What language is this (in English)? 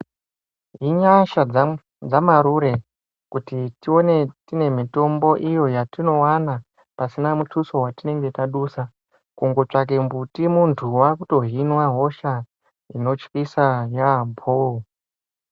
Ndau